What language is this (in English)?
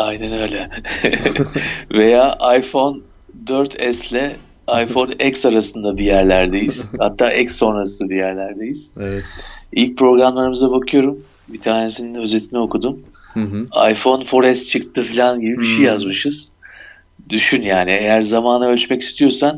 Turkish